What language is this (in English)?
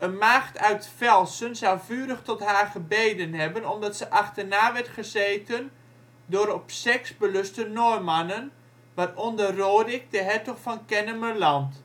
Dutch